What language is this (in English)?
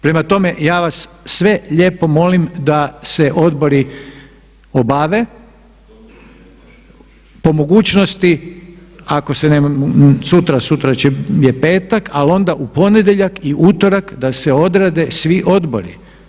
Croatian